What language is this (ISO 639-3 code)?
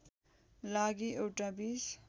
nep